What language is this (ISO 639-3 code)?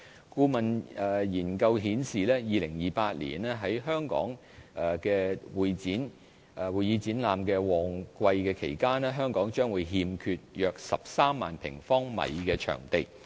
yue